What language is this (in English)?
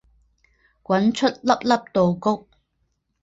Chinese